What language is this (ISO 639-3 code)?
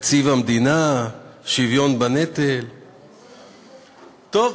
heb